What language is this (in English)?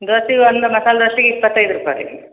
Kannada